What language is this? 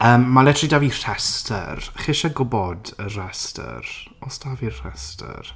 Welsh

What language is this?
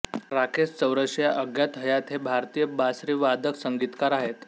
Marathi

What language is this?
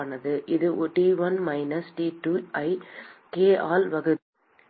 Tamil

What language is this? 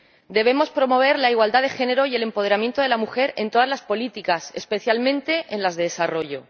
Spanish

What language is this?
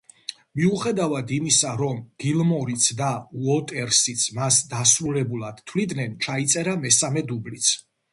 Georgian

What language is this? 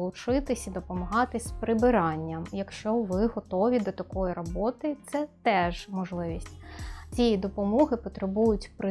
Ukrainian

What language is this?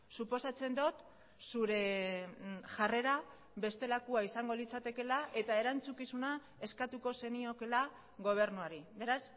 Basque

